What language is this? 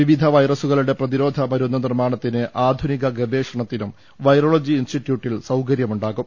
Malayalam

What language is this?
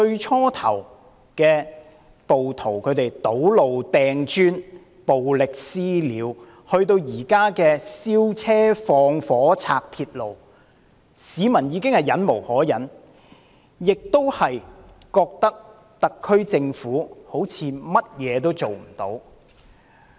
Cantonese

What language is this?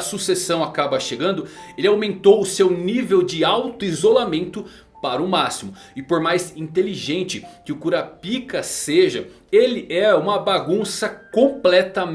Portuguese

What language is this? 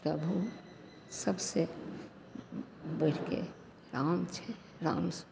Maithili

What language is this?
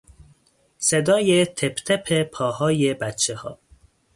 Persian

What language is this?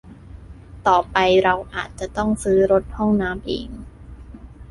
Thai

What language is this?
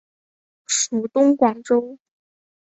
Chinese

